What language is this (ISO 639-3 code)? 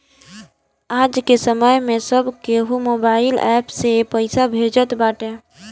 bho